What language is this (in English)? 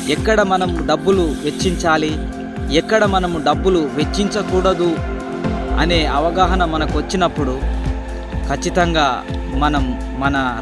Telugu